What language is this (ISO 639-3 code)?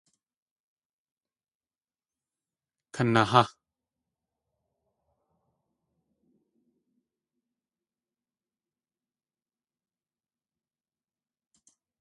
tli